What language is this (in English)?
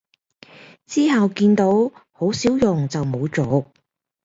Cantonese